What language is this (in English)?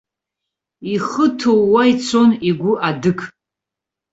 Abkhazian